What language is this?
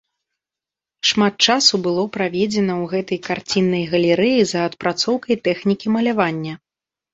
Belarusian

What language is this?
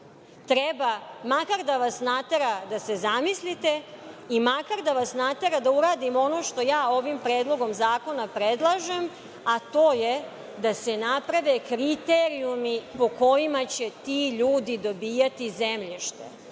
Serbian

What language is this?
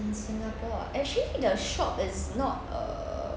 English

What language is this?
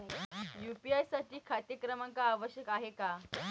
Marathi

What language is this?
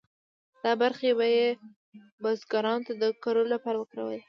Pashto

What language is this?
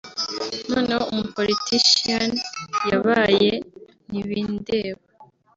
Kinyarwanda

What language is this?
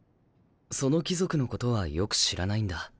Japanese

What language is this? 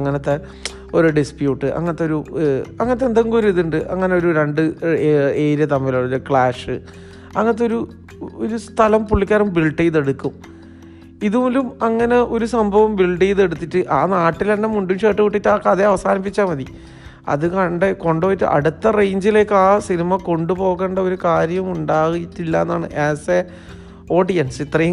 Malayalam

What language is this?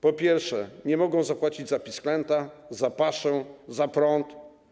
Polish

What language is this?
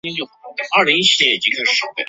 Chinese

